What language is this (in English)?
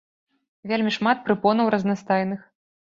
Belarusian